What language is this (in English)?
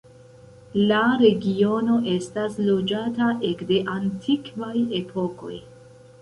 Esperanto